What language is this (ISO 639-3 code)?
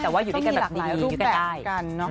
tha